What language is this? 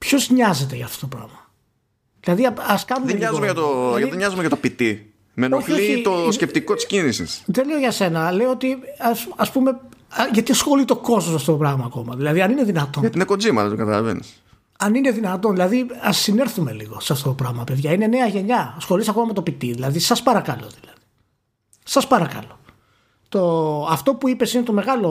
Greek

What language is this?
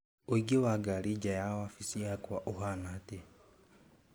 Kikuyu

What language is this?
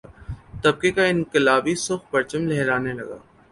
Urdu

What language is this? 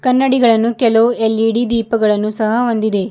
Kannada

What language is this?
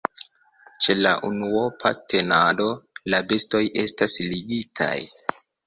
Esperanto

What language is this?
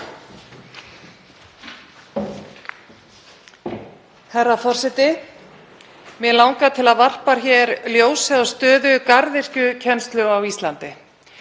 Icelandic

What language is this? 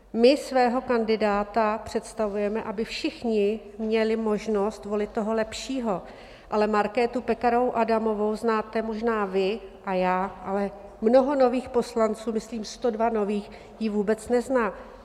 Czech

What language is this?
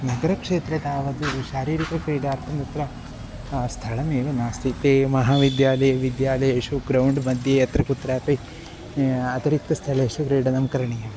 Sanskrit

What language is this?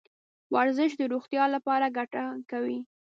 Pashto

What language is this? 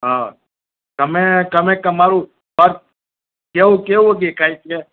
Gujarati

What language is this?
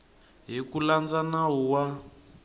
Tsonga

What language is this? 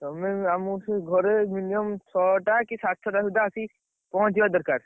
Odia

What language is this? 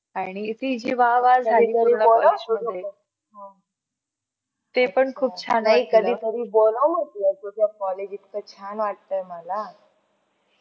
Marathi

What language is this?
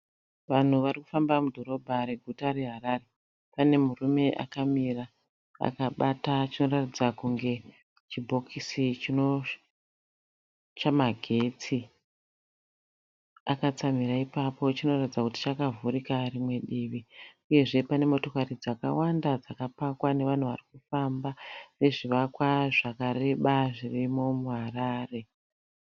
Shona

